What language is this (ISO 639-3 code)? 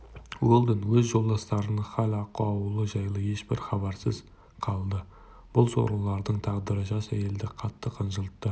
kaz